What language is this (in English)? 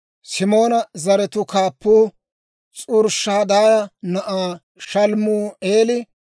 Dawro